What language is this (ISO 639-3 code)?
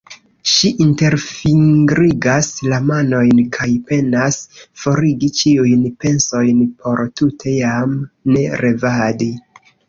epo